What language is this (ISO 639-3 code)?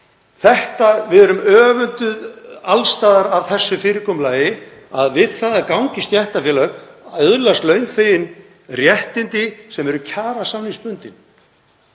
isl